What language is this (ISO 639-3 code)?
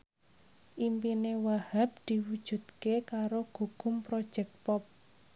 jav